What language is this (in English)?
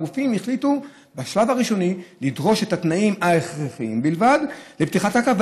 Hebrew